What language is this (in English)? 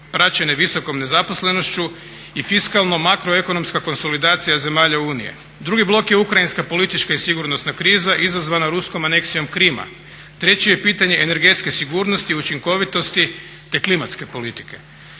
Croatian